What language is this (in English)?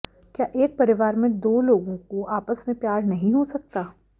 Hindi